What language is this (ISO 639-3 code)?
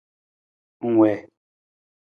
nmz